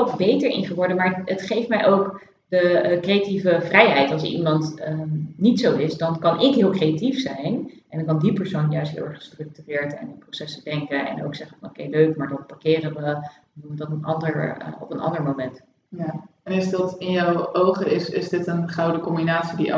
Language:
Dutch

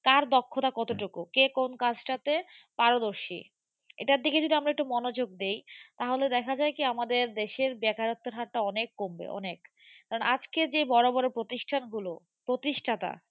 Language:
Bangla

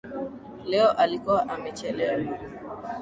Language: Swahili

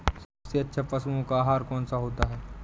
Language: Hindi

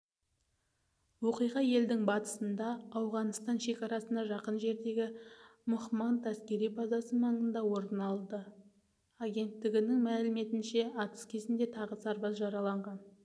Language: Kazakh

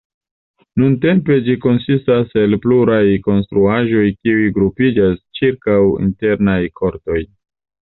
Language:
Esperanto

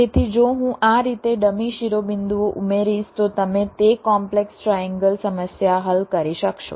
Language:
Gujarati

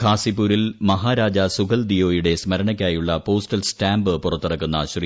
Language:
Malayalam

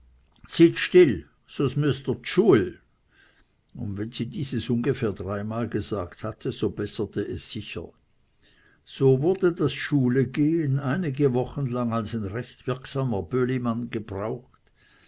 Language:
German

